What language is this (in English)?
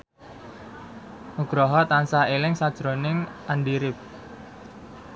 Javanese